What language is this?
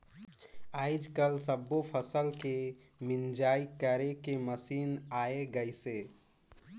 Chhattisgarhi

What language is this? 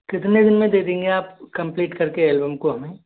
Hindi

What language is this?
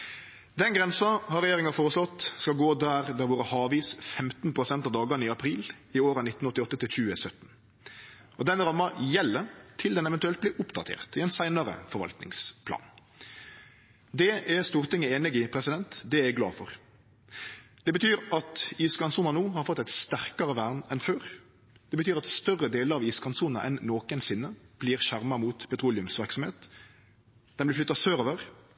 Norwegian Nynorsk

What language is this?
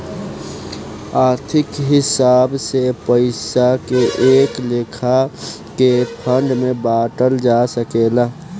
Bhojpuri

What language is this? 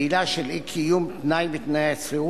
Hebrew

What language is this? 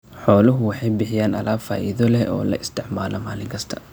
Somali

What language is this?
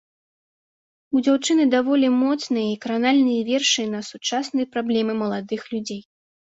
Belarusian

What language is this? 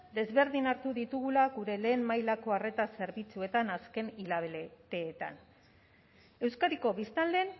Basque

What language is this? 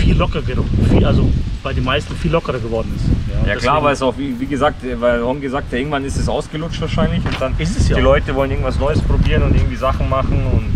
German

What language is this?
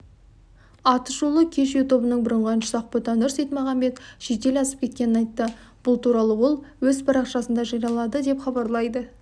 Kazakh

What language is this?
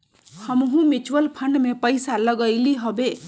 Magahi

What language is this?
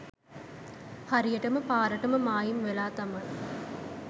Sinhala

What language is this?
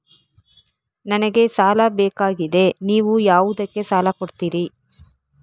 Kannada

